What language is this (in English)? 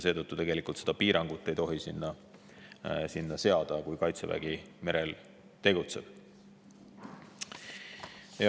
Estonian